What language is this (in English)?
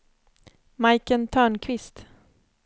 Swedish